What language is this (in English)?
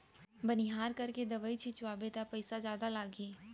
Chhattisgarhi